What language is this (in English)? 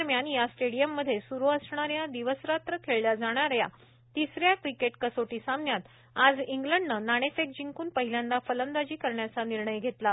Marathi